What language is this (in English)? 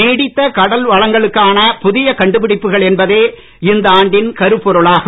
Tamil